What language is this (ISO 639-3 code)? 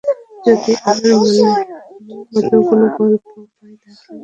ben